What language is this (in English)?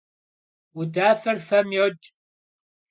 Kabardian